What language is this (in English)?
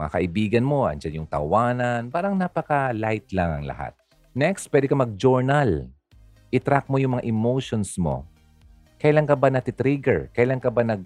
Filipino